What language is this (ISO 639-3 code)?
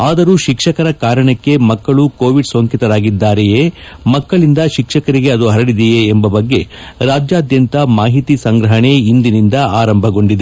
kan